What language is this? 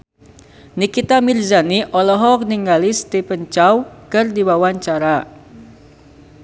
Sundanese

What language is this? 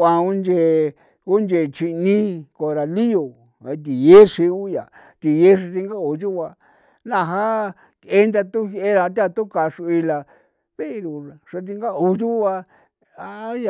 San Felipe Otlaltepec Popoloca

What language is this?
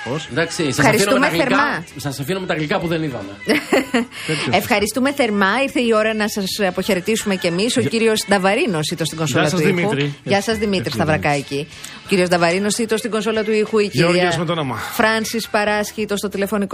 Greek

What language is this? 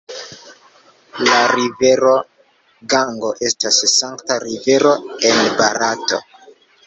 Esperanto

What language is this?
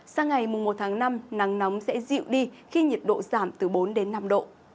Vietnamese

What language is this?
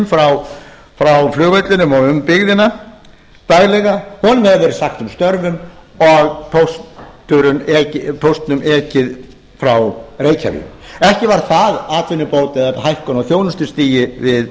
Icelandic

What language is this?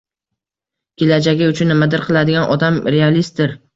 Uzbek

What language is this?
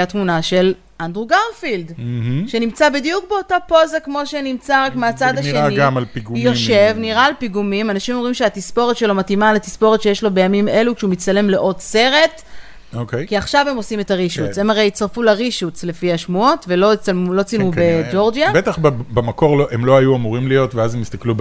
Hebrew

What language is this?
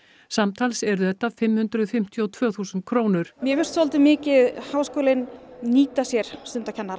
Icelandic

